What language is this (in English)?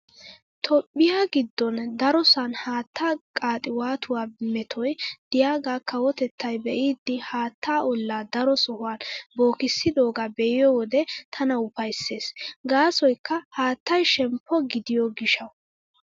Wolaytta